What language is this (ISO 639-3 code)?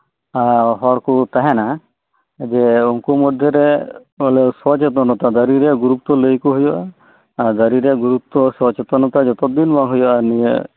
sat